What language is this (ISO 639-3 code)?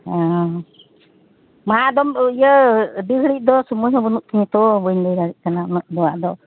sat